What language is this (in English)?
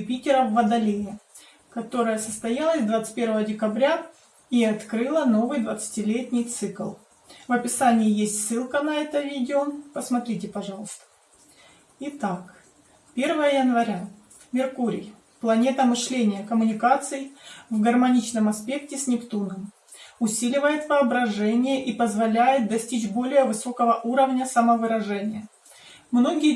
Russian